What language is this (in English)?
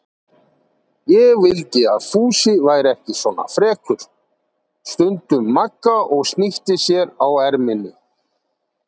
Icelandic